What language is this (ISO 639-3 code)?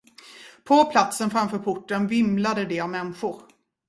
swe